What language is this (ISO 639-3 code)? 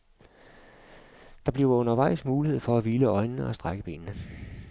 dan